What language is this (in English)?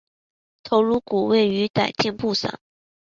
Chinese